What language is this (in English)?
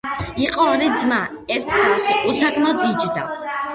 Georgian